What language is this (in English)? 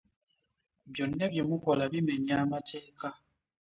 Ganda